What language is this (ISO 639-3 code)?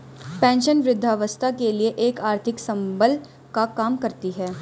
hin